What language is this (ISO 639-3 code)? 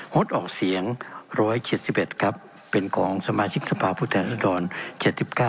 tha